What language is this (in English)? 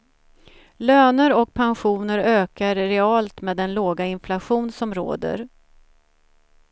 Swedish